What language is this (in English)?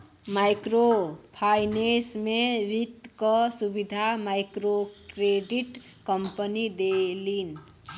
Bhojpuri